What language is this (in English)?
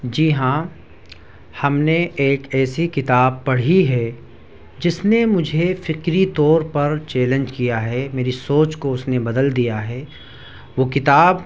Urdu